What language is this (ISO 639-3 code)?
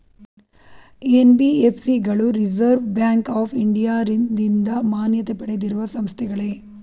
kan